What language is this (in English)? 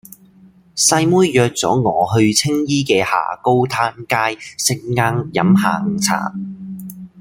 Cantonese